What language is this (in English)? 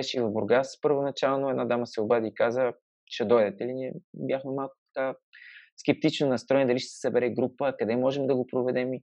Bulgarian